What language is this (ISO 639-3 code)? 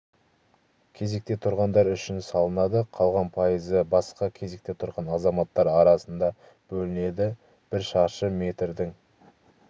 kaz